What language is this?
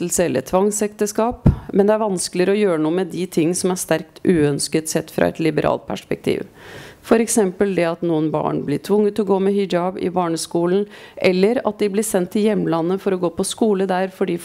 Norwegian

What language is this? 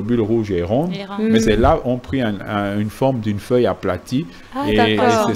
French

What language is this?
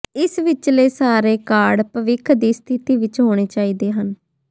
Punjabi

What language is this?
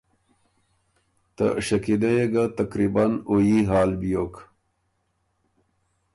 Ormuri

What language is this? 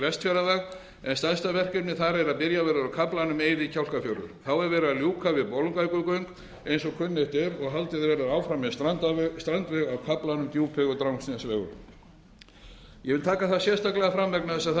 Icelandic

